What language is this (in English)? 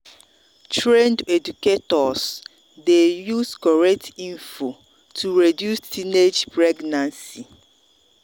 Nigerian Pidgin